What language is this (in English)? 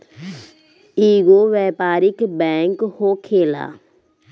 Bhojpuri